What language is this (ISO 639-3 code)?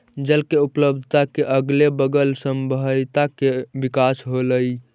mag